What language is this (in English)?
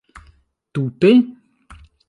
Esperanto